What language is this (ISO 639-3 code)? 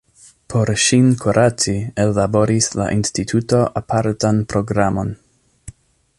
epo